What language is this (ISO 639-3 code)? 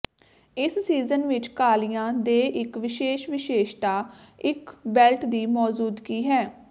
pan